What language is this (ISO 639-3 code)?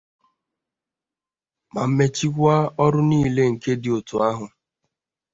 ibo